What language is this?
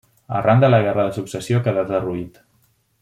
Catalan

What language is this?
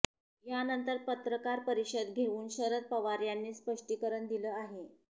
Marathi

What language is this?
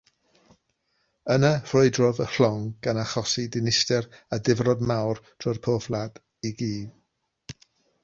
Welsh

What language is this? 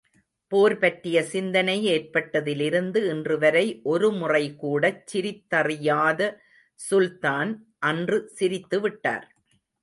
Tamil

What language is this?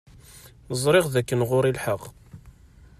Kabyle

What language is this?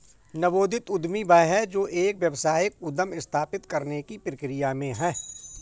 Hindi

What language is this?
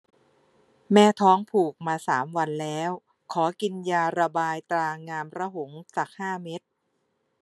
Thai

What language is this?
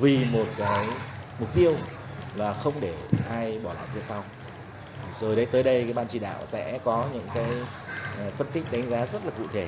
Vietnamese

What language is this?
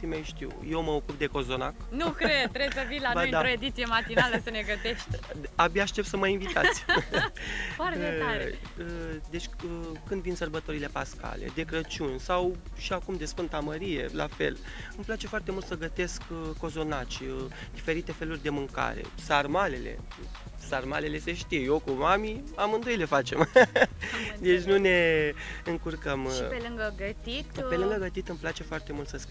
Romanian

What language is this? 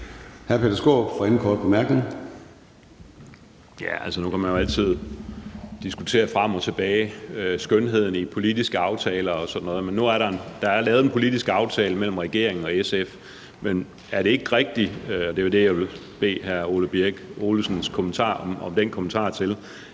Danish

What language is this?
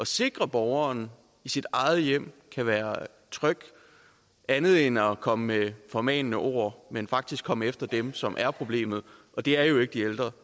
Danish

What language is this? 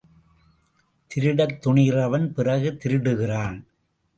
Tamil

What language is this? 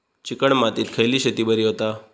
Marathi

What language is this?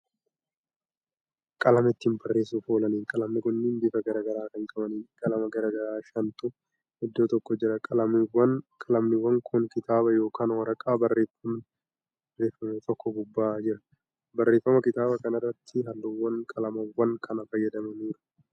Oromo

